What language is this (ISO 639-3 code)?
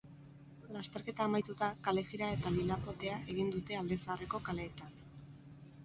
eus